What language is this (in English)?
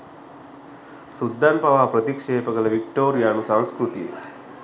Sinhala